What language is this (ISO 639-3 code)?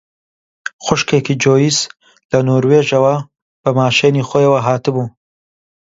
ckb